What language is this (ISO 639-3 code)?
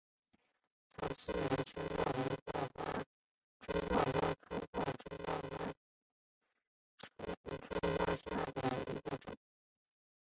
zho